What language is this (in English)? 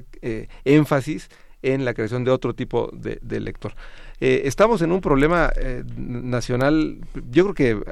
Spanish